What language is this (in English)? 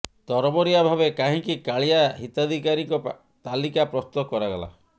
Odia